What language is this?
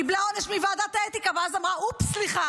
Hebrew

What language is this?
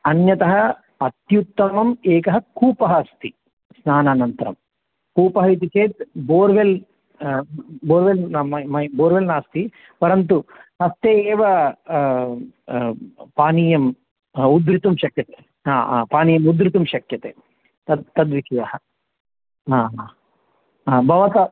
Sanskrit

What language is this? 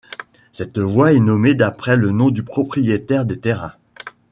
French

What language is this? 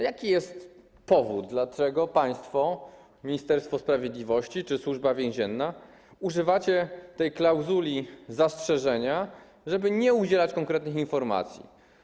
Polish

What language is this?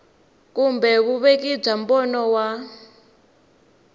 Tsonga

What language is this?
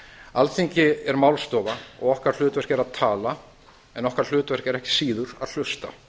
Icelandic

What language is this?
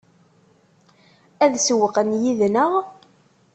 Kabyle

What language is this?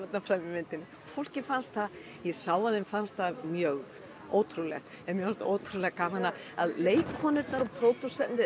Icelandic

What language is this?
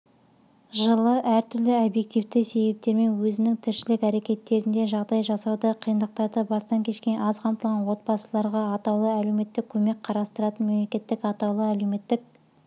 Kazakh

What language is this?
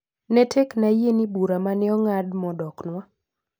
Luo (Kenya and Tanzania)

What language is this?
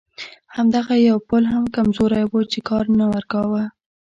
Pashto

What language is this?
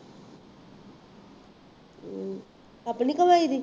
Punjabi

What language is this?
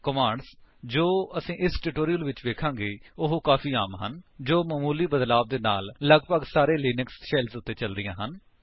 Punjabi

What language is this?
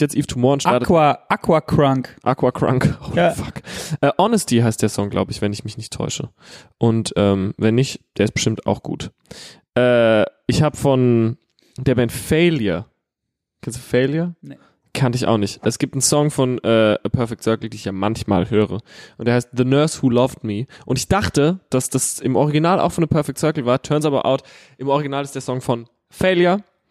German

